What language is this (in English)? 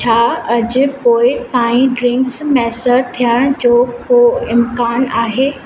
Sindhi